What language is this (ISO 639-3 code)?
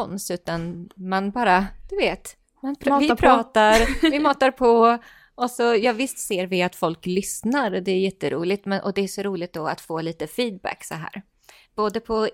swe